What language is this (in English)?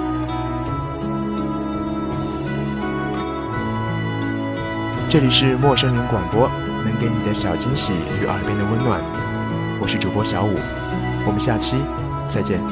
Chinese